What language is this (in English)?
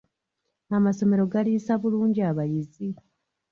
Ganda